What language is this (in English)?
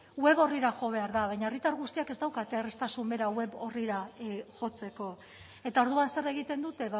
Basque